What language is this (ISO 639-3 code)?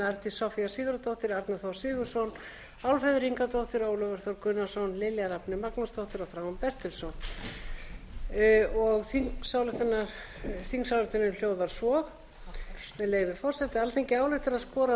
isl